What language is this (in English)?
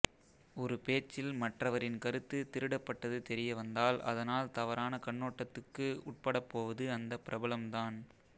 Tamil